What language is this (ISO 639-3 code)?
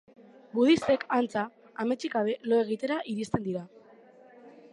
eus